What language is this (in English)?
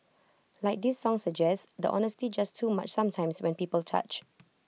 English